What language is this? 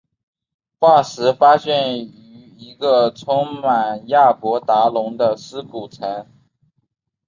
Chinese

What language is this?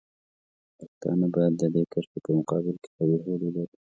Pashto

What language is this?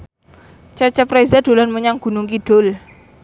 Javanese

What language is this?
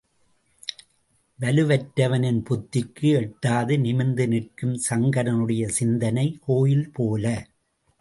Tamil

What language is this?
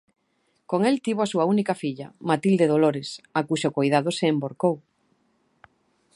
Galician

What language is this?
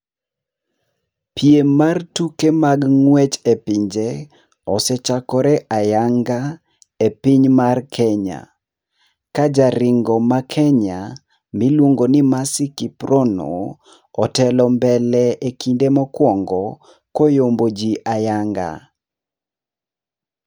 Luo (Kenya and Tanzania)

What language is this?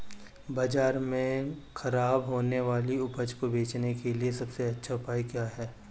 Hindi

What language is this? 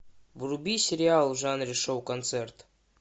Russian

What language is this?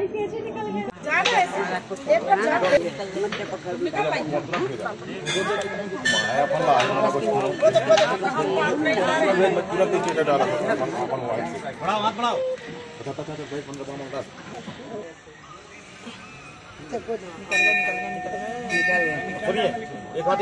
Arabic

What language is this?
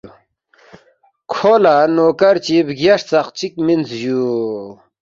Balti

